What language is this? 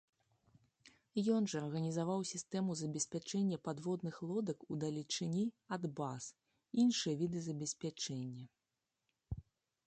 Belarusian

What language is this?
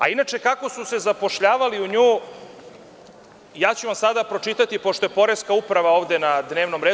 Serbian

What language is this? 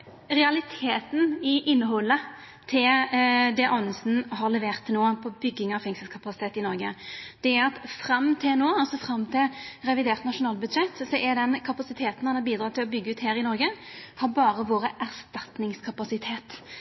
Norwegian Nynorsk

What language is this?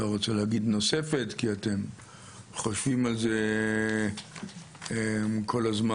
Hebrew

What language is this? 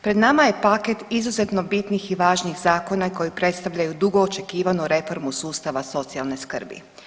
Croatian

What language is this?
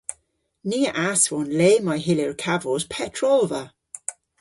Cornish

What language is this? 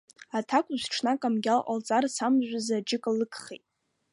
Abkhazian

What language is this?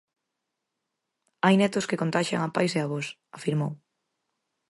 Galician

